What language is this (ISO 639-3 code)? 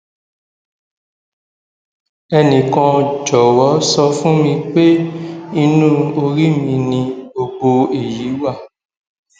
yor